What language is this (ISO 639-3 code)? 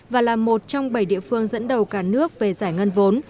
vie